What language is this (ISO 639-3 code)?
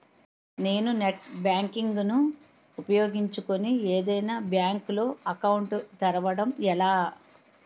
tel